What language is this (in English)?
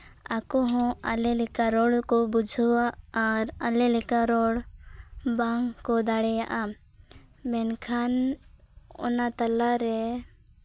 Santali